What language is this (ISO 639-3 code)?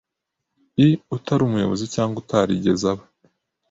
kin